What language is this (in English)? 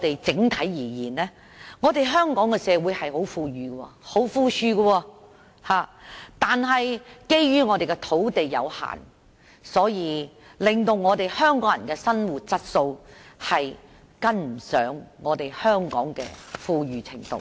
Cantonese